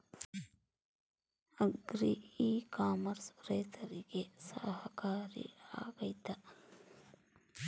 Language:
Kannada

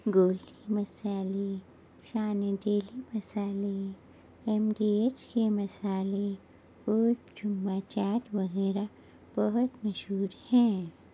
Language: Urdu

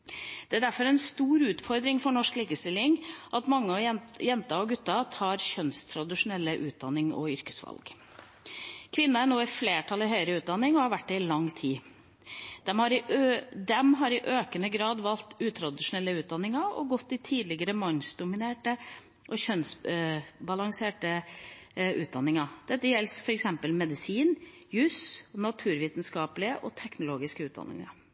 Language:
Norwegian Bokmål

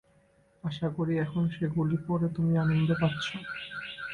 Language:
Bangla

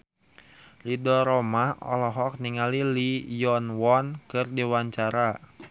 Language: Sundanese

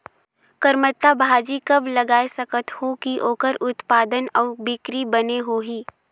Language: Chhattisgarhi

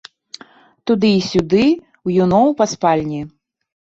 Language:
Belarusian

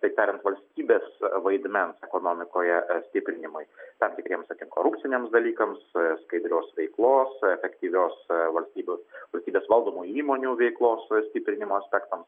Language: Lithuanian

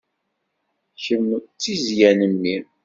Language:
Kabyle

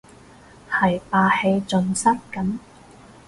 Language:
Cantonese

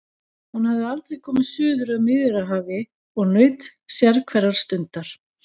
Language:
Icelandic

